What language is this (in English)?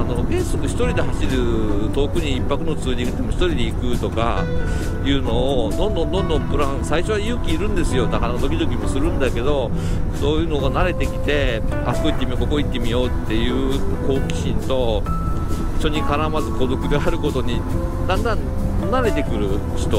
Japanese